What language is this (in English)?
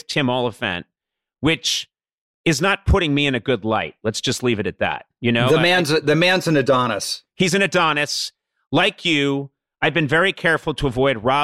English